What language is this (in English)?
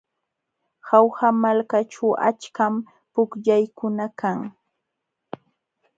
Jauja Wanca Quechua